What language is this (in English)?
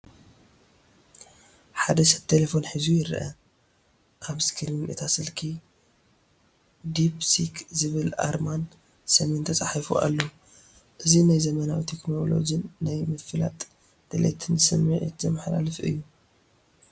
Tigrinya